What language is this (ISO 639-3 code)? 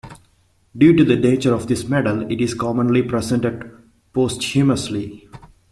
eng